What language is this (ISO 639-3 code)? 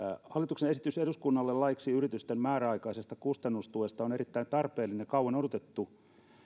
fin